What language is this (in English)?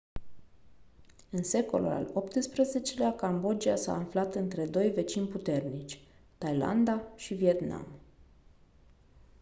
Romanian